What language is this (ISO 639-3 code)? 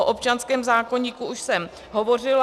ces